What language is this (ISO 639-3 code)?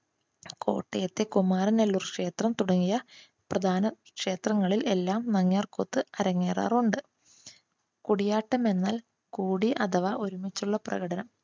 mal